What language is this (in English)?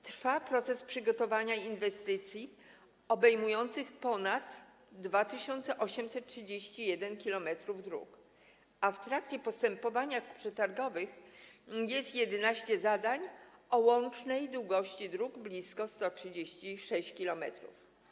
Polish